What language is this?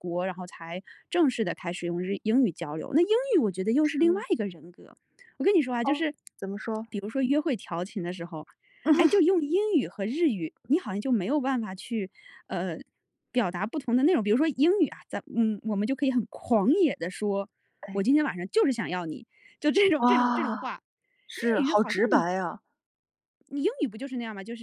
Chinese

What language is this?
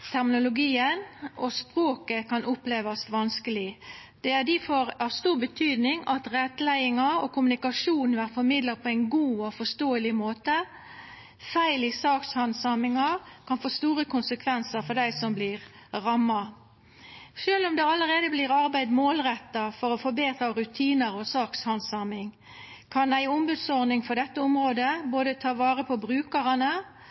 Norwegian Nynorsk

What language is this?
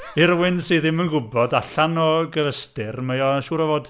Welsh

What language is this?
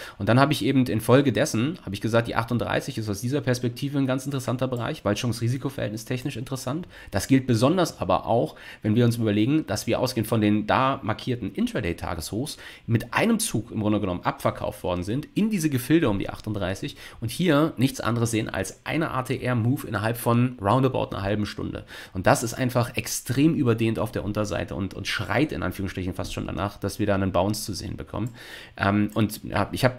German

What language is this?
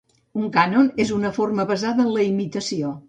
Catalan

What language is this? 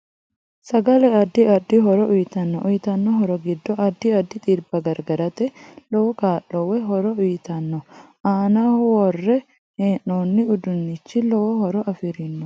Sidamo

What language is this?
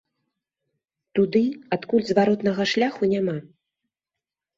Belarusian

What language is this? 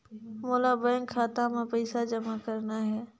Chhattisgarhi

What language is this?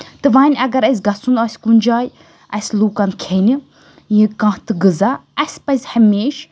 Kashmiri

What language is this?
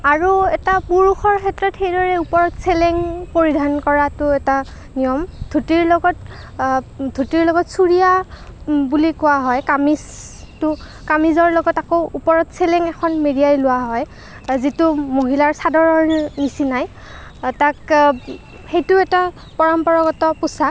Assamese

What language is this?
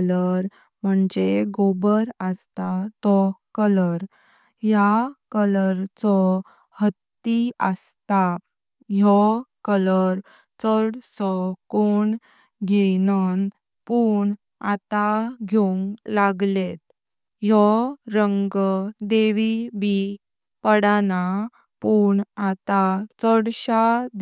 Konkani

